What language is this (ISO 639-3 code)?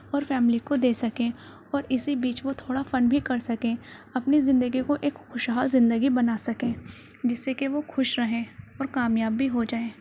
urd